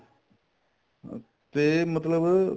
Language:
Punjabi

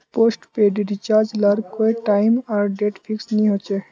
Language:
Magahi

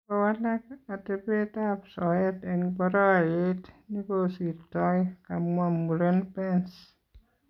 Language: Kalenjin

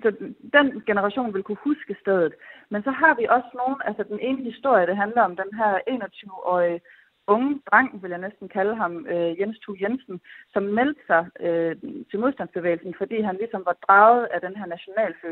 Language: Danish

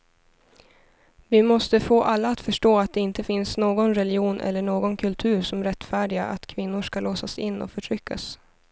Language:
Swedish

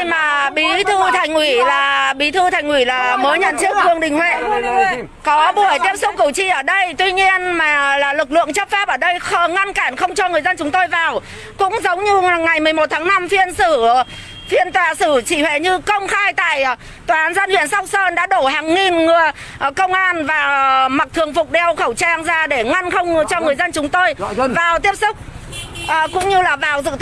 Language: Vietnamese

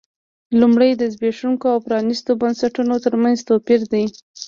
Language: Pashto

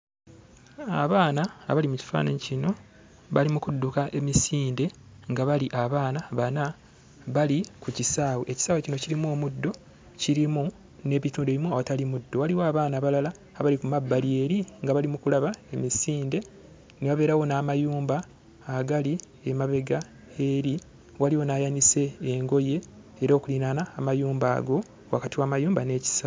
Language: Ganda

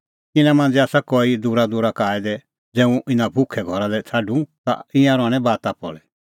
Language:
Kullu Pahari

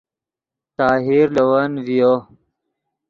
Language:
Yidgha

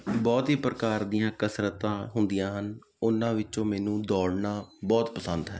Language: Punjabi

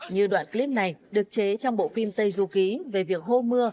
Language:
Vietnamese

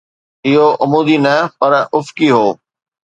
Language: Sindhi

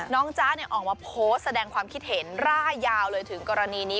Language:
Thai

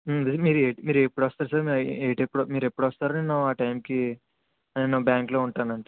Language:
Telugu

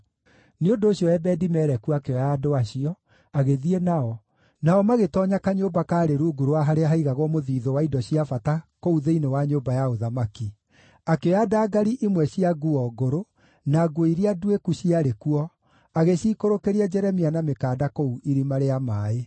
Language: Kikuyu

